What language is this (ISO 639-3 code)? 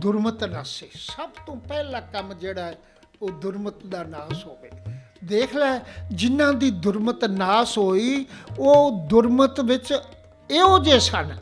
pan